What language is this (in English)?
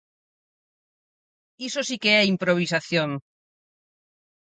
Galician